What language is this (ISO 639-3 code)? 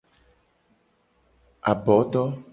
gej